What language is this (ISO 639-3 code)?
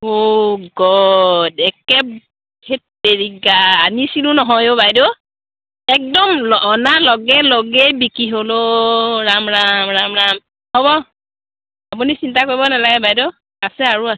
asm